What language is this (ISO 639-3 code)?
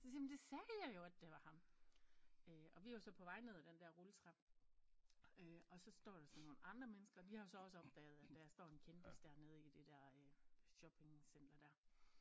dan